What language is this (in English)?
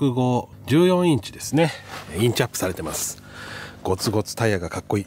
Japanese